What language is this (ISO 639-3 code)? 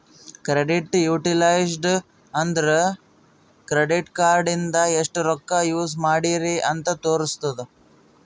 kan